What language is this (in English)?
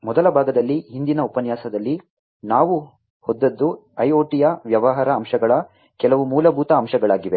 Kannada